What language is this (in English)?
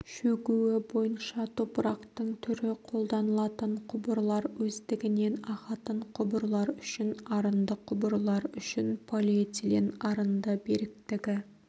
Kazakh